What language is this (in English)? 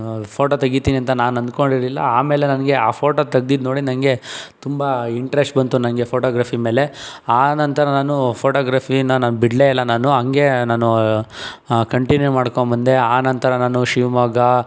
Kannada